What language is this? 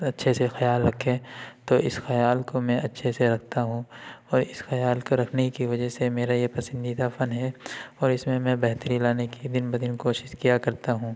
Urdu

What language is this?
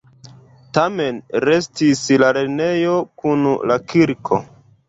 Esperanto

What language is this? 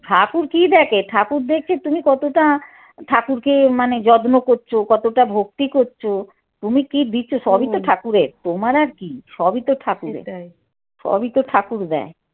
Bangla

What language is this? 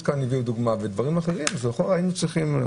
Hebrew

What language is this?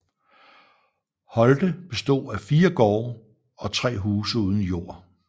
Danish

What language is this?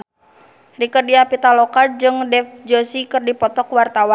Sundanese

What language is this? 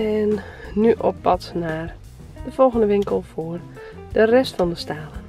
Dutch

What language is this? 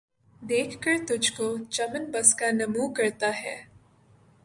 Urdu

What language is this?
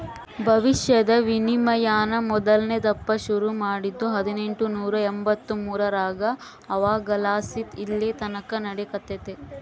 Kannada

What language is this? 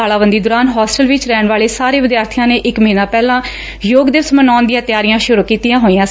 Punjabi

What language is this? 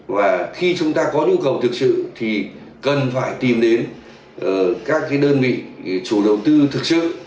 Vietnamese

